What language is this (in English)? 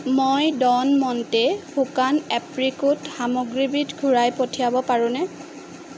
Assamese